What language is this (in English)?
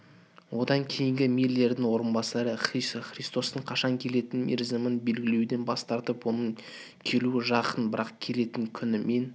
Kazakh